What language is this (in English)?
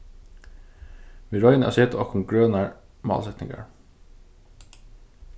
Faroese